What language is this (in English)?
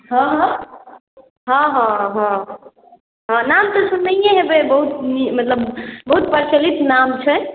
Maithili